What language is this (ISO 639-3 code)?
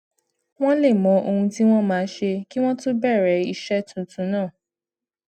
yor